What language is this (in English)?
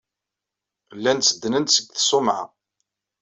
Kabyle